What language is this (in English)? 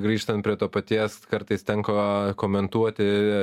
Lithuanian